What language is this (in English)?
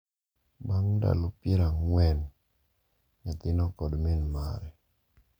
Luo (Kenya and Tanzania)